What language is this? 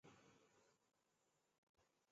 Chinese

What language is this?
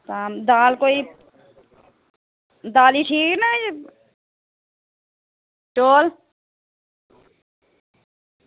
Dogri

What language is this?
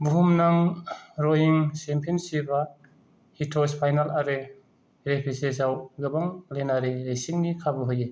Bodo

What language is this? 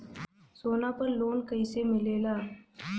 Bhojpuri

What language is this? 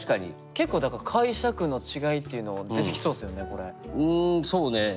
Japanese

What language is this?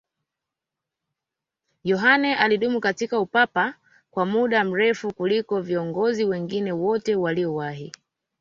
Swahili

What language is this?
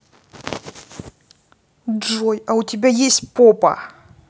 Russian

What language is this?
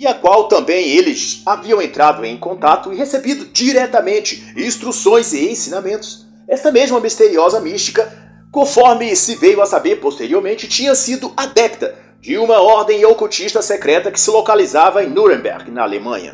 Portuguese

